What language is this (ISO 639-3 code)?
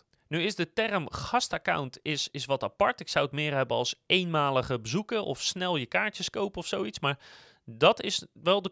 nld